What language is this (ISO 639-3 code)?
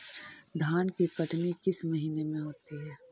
mag